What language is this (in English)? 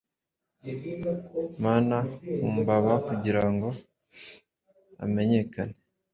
Kinyarwanda